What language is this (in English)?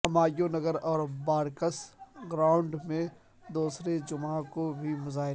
Urdu